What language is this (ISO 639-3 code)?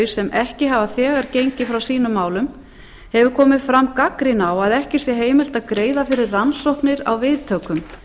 isl